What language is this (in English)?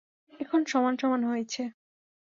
Bangla